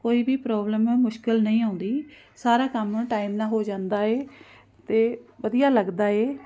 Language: Punjabi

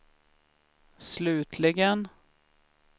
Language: Swedish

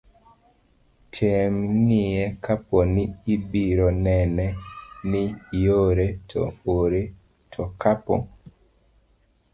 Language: Luo (Kenya and Tanzania)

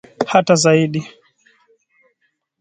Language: Swahili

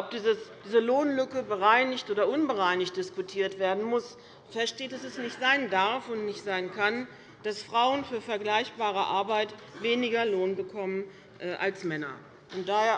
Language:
German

